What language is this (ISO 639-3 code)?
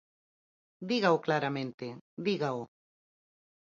glg